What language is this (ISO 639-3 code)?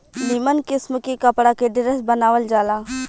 bho